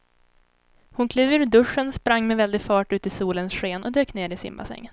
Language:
Swedish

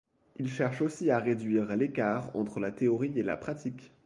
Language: French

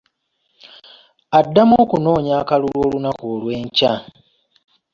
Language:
Ganda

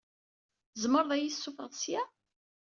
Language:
Kabyle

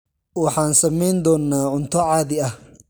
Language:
Somali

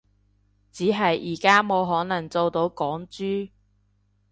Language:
Cantonese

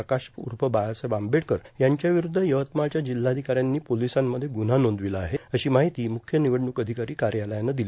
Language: Marathi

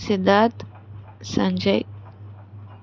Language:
Telugu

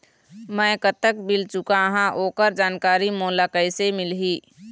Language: Chhattisgarhi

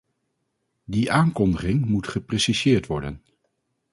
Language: Dutch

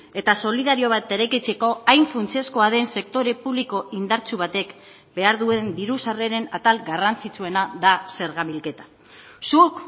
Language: Basque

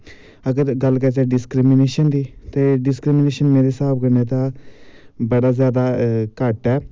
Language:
Dogri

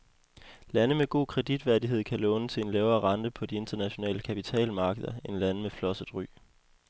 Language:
Danish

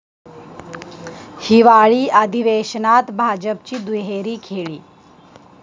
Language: Marathi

